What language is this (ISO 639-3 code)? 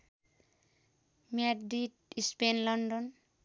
nep